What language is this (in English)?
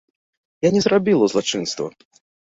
Belarusian